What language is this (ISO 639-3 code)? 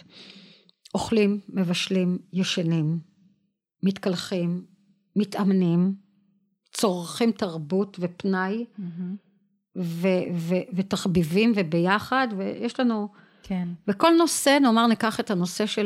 heb